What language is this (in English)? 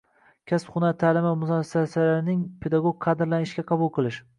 Uzbek